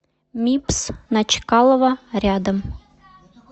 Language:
Russian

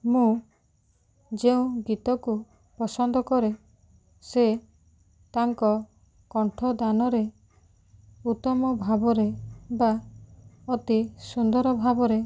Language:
Odia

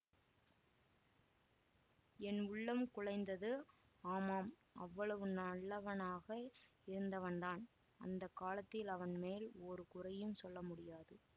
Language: Tamil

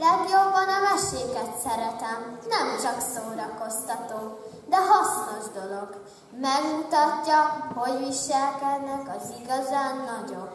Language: Hungarian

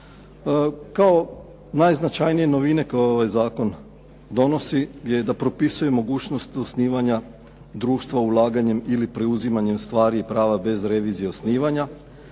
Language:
Croatian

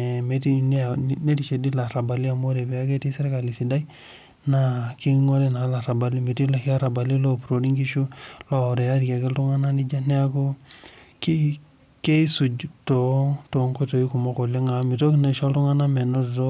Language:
Masai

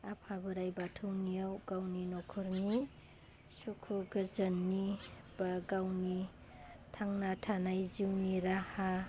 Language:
Bodo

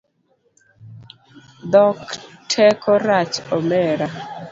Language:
Luo (Kenya and Tanzania)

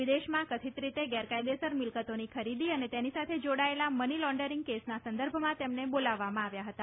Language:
Gujarati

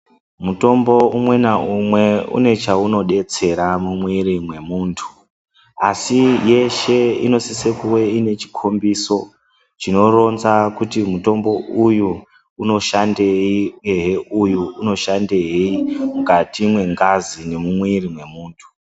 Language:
Ndau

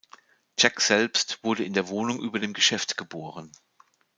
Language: German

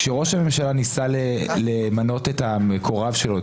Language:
Hebrew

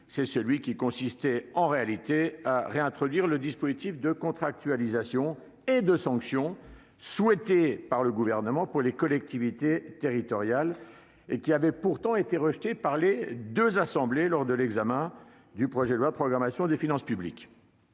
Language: French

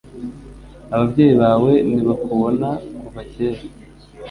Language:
Kinyarwanda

